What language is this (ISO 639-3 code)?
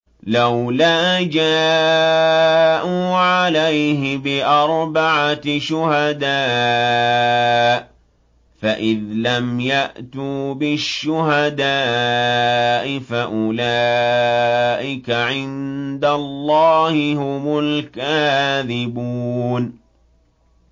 ara